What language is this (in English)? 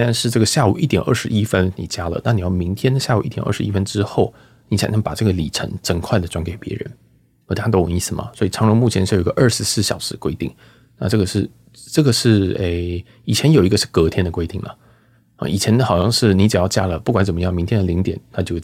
Chinese